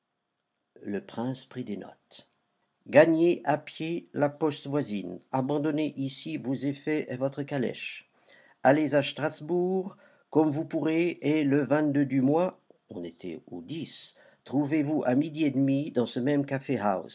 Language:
French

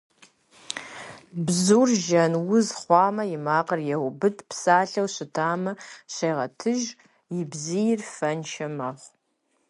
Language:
Kabardian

